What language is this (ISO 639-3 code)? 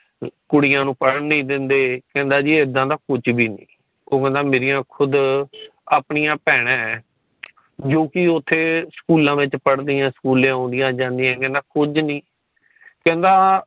pan